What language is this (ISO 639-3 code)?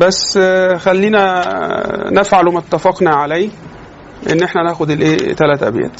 ara